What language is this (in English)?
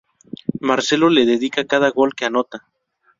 Spanish